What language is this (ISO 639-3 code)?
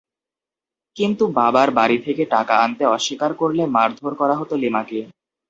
ben